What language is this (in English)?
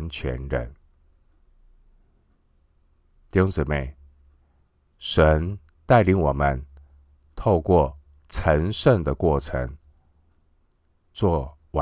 Chinese